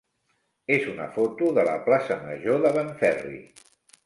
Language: Catalan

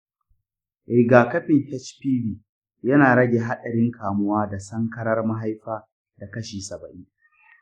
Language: Hausa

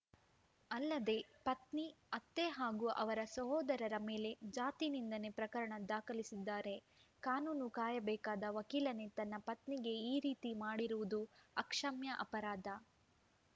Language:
Kannada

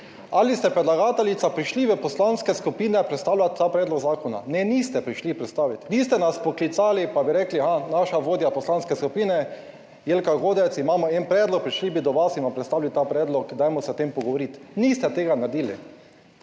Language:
Slovenian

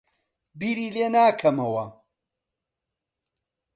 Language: Central Kurdish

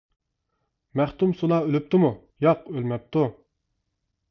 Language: Uyghur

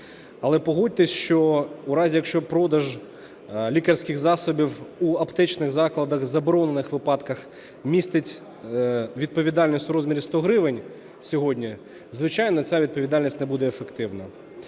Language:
Ukrainian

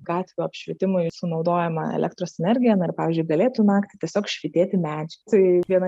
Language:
Lithuanian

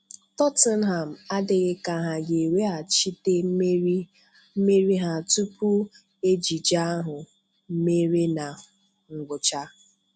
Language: Igbo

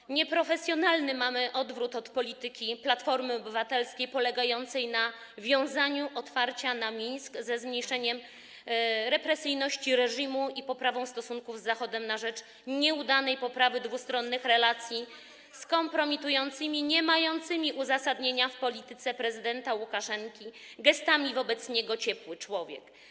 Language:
Polish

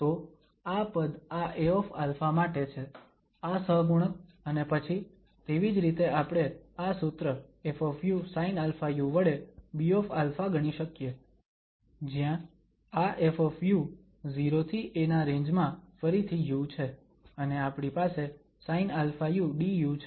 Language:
Gujarati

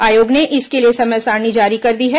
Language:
Hindi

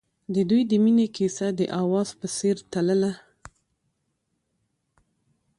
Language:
Pashto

